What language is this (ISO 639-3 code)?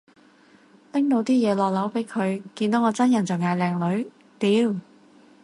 yue